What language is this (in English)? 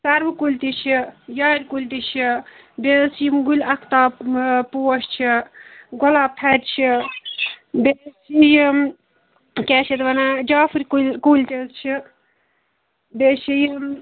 Kashmiri